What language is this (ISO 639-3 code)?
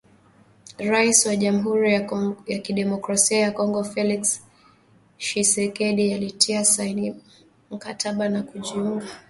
swa